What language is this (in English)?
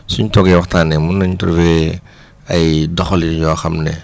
Wolof